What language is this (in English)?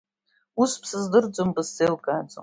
Abkhazian